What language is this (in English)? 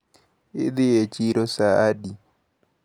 Luo (Kenya and Tanzania)